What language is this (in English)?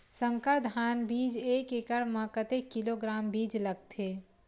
Chhattisgarhi